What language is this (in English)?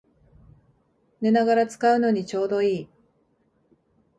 Japanese